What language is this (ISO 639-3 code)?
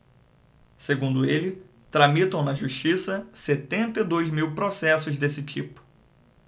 por